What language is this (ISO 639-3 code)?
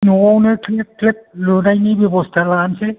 brx